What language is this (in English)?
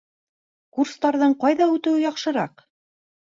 Bashkir